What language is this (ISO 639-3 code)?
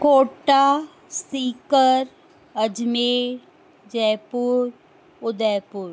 snd